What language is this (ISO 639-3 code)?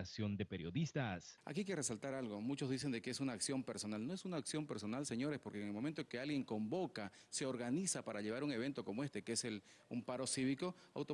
spa